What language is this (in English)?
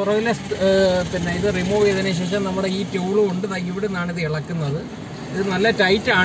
Indonesian